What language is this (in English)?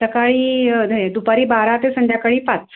Marathi